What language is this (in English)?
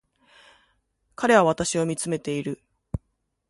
Japanese